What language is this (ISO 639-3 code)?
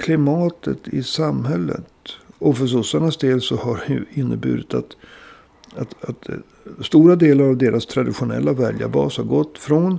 swe